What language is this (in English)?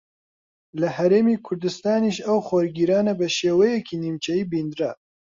Central Kurdish